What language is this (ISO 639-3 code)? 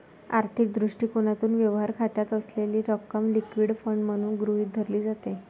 mar